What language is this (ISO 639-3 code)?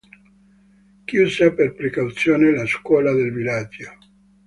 ita